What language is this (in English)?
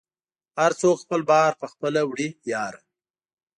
Pashto